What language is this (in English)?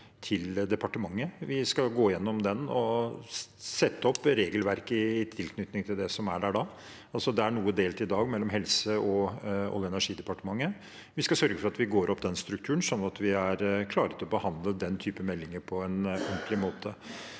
Norwegian